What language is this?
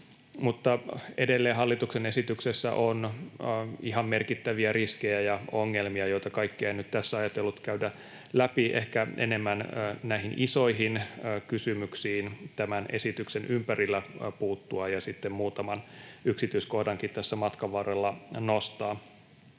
Finnish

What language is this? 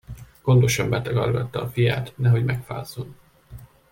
Hungarian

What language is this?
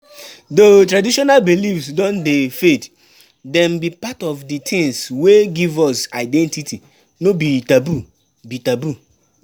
Nigerian Pidgin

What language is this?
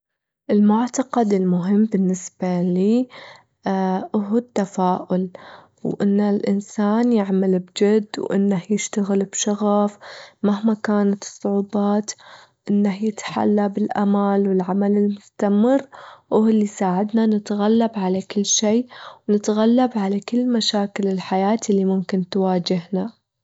Gulf Arabic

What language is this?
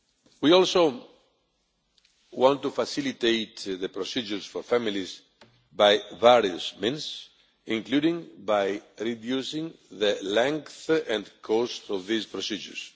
English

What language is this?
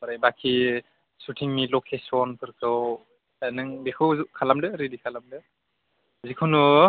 Bodo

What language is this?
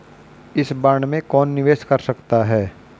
Hindi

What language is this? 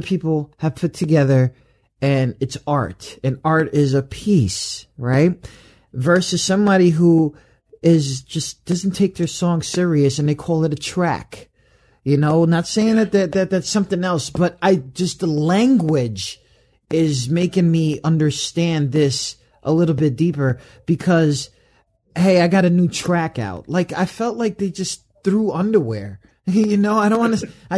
English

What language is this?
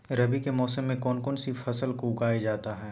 Magahi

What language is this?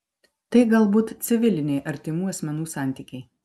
Lithuanian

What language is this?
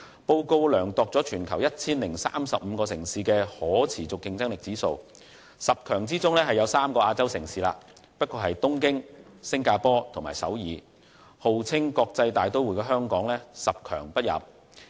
Cantonese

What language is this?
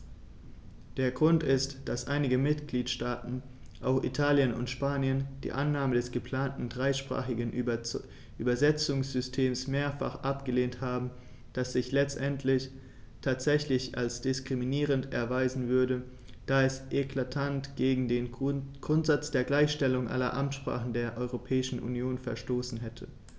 German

